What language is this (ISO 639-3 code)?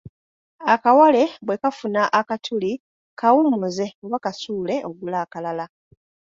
lug